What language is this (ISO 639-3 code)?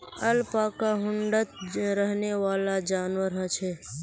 mag